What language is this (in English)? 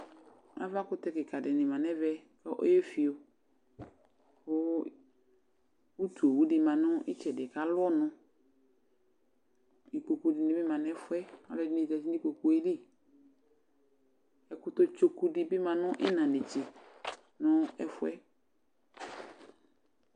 Ikposo